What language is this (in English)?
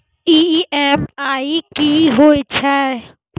Maithili